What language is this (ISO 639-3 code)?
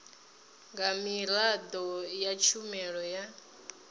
ven